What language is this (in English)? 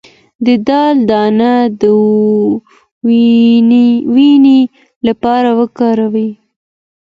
Pashto